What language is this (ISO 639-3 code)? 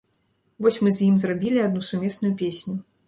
bel